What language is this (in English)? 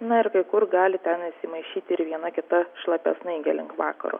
Lithuanian